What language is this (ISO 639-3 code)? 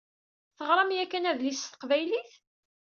kab